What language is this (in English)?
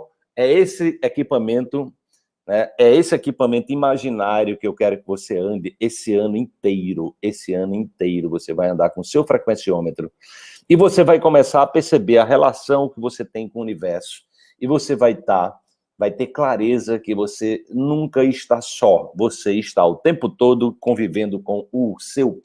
Portuguese